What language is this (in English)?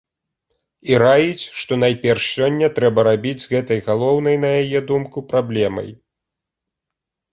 Belarusian